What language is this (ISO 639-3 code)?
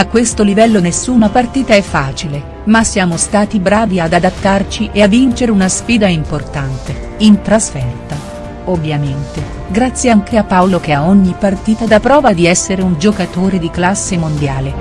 ita